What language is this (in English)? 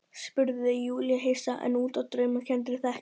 Icelandic